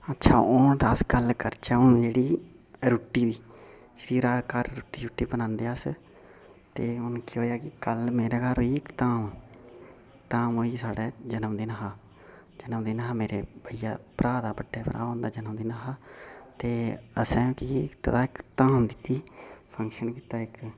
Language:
Dogri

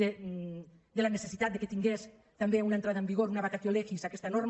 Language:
Catalan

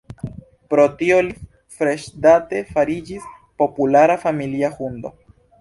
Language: Esperanto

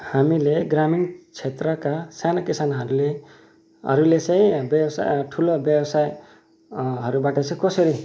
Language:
Nepali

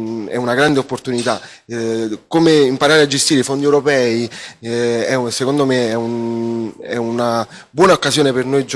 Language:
Italian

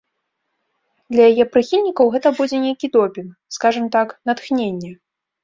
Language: Belarusian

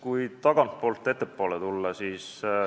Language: Estonian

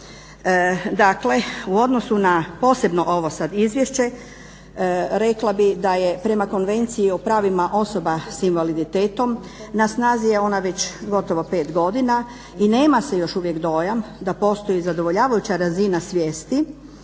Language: Croatian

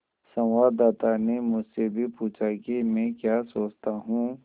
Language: Hindi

